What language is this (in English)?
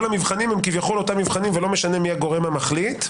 Hebrew